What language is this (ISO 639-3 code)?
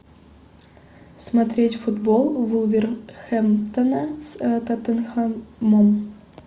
rus